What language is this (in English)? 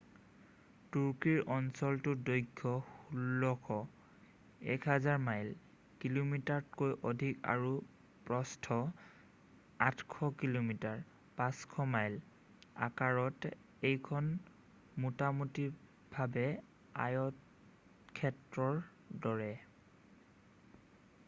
Assamese